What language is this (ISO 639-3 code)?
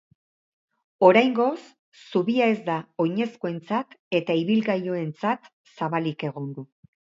eus